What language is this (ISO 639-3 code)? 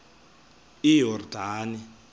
xho